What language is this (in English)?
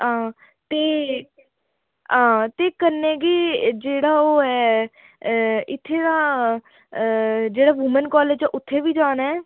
Dogri